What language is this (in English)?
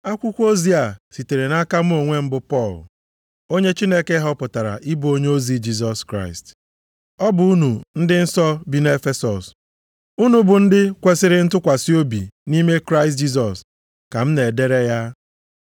Igbo